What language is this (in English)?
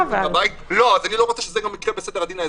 Hebrew